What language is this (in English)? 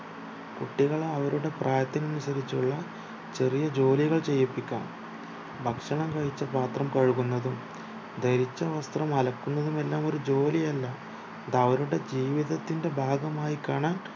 Malayalam